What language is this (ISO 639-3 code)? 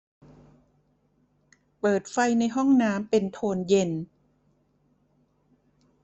tha